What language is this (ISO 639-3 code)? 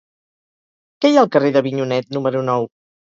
cat